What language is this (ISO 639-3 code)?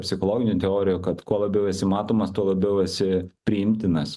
lit